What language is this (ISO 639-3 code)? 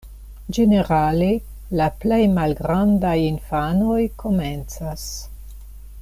epo